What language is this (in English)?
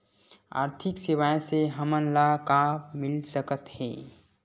Chhattisgarhi